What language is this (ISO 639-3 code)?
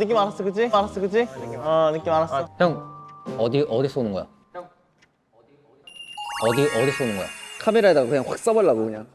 kor